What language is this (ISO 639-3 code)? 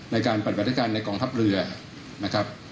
tha